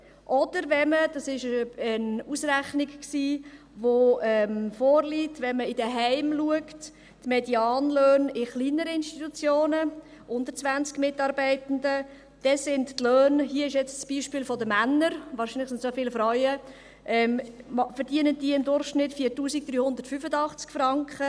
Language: Swiss German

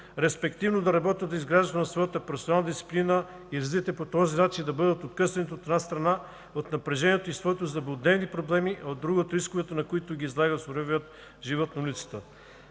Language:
Bulgarian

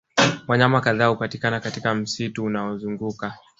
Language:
Swahili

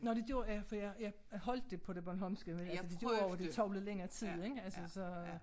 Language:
Danish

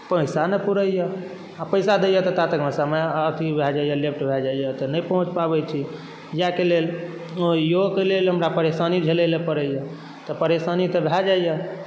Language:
Maithili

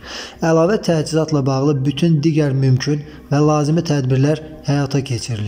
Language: Turkish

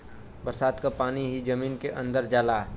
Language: Bhojpuri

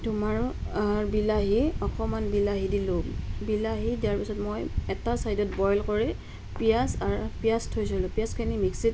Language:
Assamese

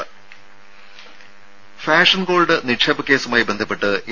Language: Malayalam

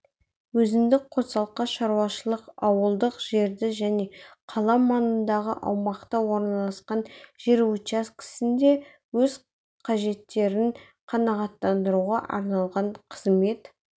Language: Kazakh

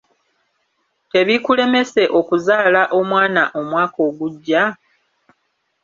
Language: Ganda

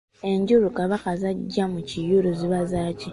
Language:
Ganda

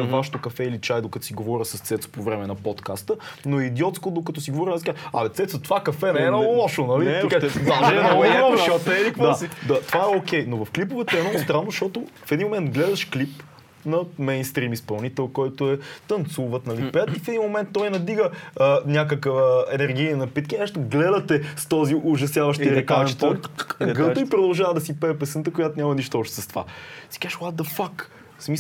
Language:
Bulgarian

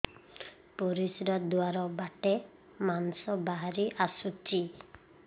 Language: Odia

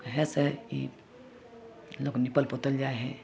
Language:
Maithili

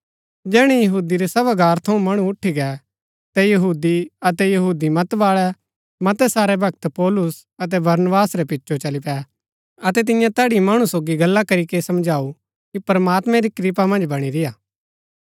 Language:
Gaddi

